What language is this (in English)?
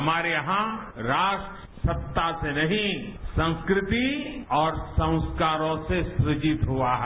Hindi